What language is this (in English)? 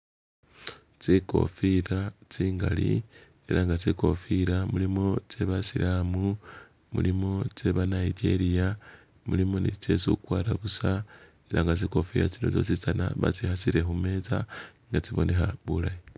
Masaaba